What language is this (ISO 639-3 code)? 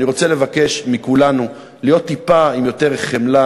heb